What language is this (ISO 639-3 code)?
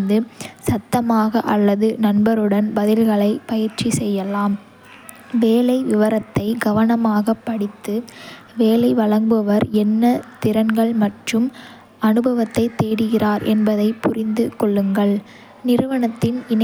kfe